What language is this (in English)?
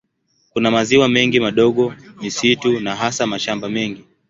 Swahili